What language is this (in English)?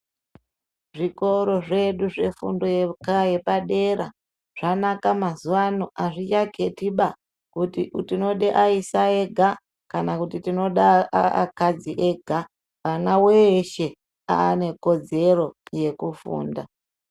Ndau